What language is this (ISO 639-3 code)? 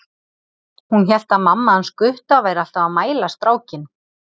isl